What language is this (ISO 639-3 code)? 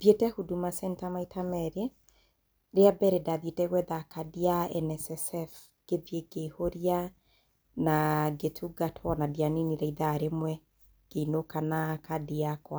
kik